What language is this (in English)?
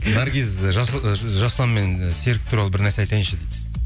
Kazakh